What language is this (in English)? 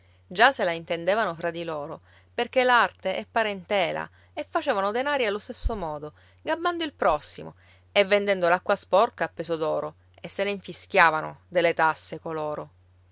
Italian